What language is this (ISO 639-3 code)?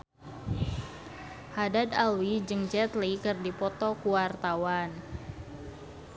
sun